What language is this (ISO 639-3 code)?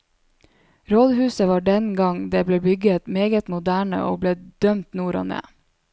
nor